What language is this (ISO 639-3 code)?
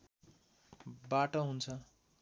nep